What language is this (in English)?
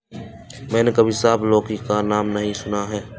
Hindi